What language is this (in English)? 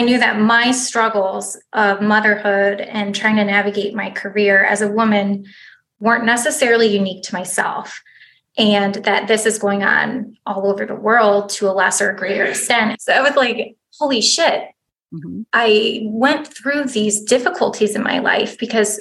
English